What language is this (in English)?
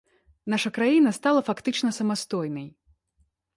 Belarusian